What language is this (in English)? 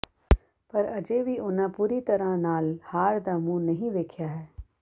Punjabi